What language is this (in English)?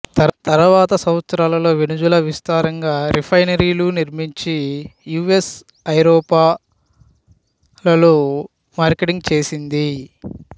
Telugu